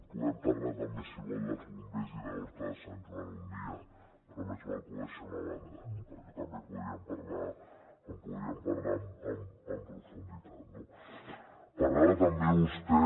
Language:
Catalan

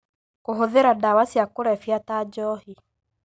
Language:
Kikuyu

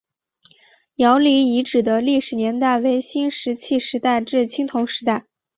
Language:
Chinese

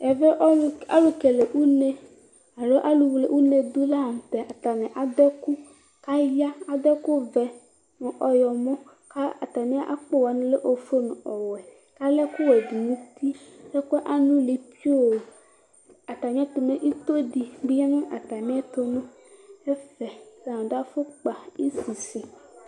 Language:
Ikposo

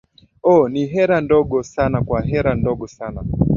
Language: Swahili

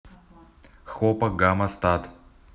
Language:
Russian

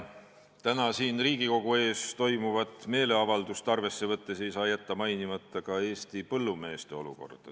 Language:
Estonian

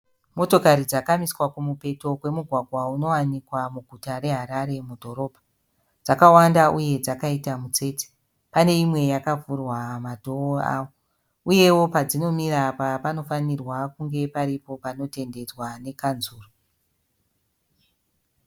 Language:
Shona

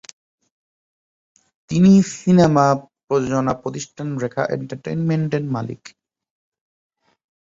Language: Bangla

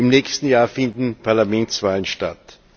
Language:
German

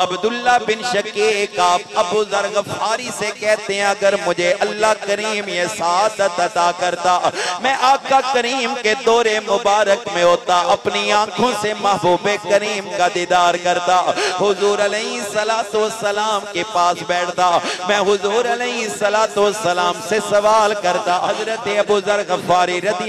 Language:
Hindi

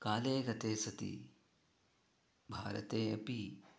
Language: Sanskrit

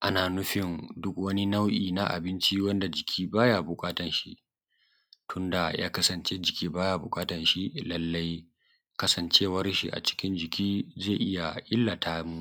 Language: Hausa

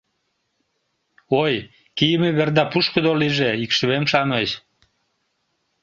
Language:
Mari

